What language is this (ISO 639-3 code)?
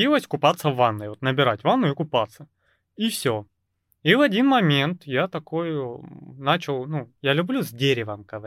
rus